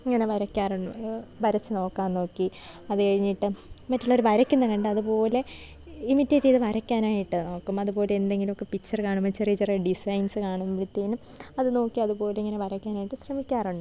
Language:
Malayalam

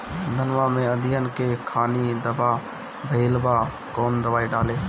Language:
Bhojpuri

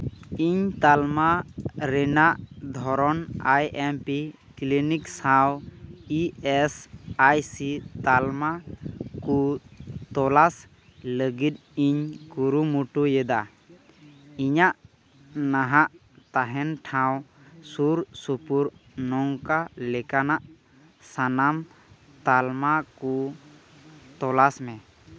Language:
Santali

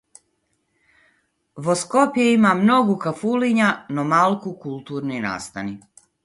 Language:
Macedonian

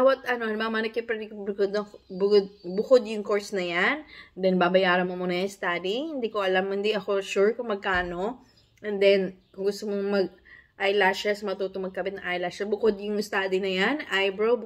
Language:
Filipino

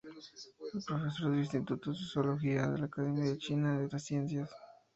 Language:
Spanish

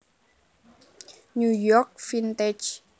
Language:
Javanese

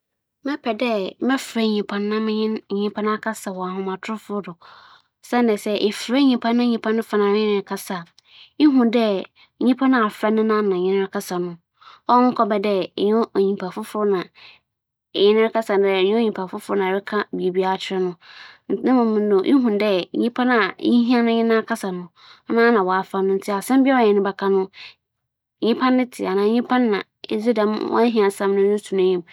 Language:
Akan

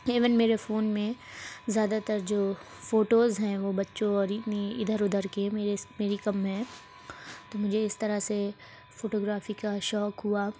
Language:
Urdu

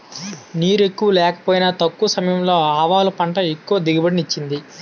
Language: Telugu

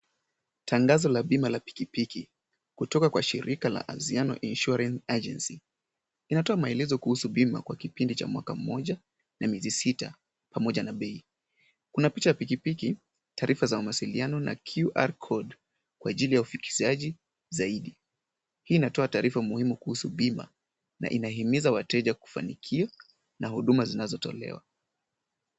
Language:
Swahili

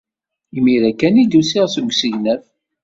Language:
Kabyle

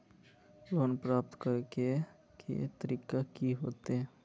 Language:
Magahi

